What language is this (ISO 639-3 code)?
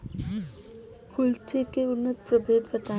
bho